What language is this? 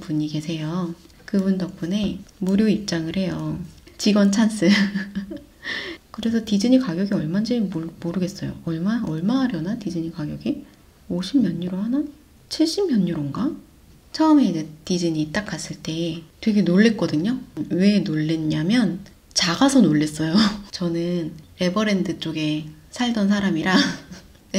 Korean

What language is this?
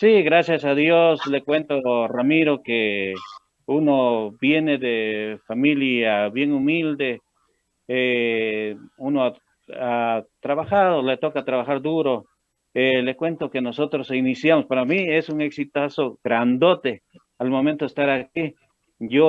Spanish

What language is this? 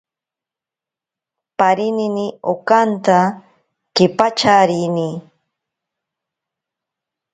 Ashéninka Perené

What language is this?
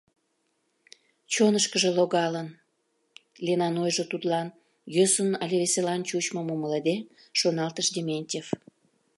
Mari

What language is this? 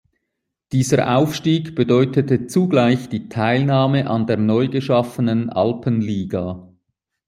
German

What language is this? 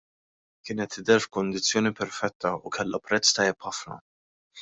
Maltese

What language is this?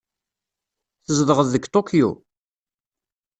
Kabyle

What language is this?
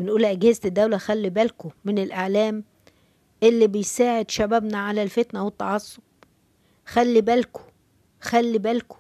Arabic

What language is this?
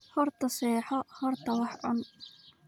Somali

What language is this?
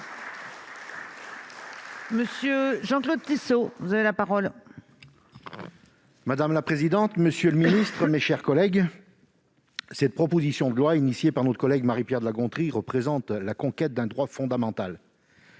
French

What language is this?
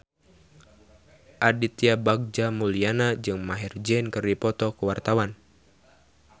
Sundanese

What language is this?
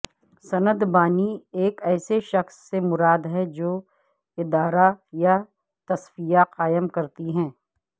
Urdu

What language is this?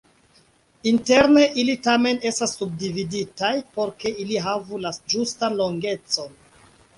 Esperanto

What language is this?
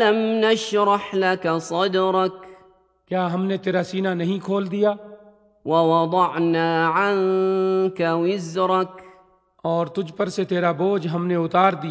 Urdu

